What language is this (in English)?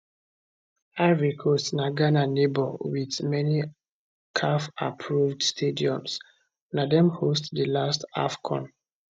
Nigerian Pidgin